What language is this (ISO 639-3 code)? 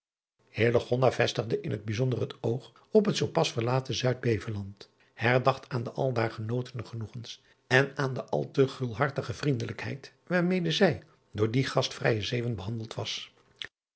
nld